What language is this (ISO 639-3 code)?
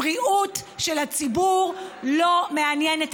heb